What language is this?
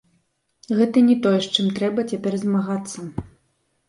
Belarusian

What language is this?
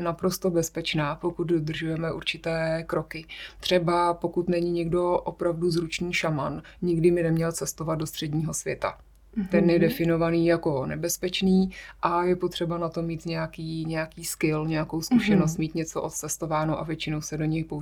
Czech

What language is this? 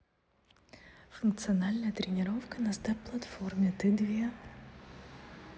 Russian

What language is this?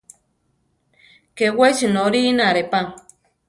Central Tarahumara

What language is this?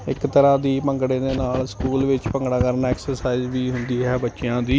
Punjabi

